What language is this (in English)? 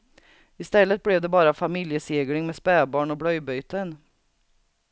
Swedish